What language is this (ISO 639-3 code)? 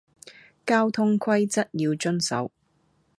yue